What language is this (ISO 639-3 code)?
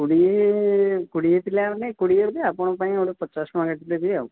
ori